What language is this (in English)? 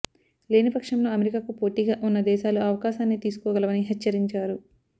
Telugu